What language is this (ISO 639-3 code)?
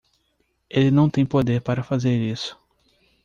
por